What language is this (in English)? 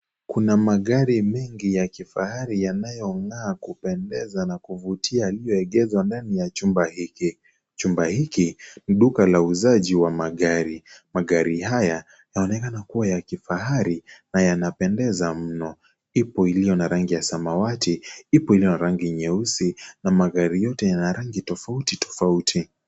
Swahili